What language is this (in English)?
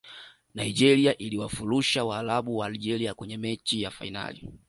Swahili